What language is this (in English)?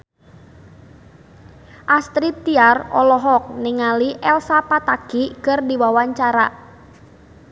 Sundanese